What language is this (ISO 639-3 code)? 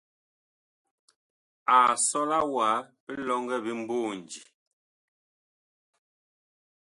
bkh